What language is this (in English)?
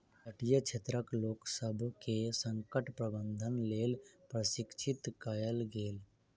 Maithili